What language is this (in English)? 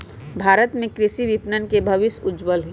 Magahi